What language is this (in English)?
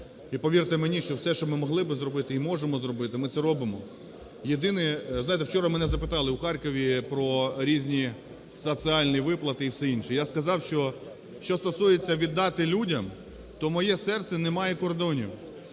Ukrainian